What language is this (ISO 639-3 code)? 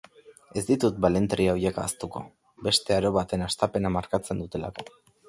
eus